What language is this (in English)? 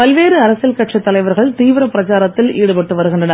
Tamil